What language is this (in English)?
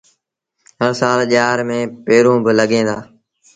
Sindhi Bhil